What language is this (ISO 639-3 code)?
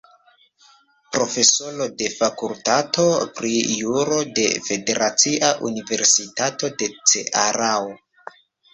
epo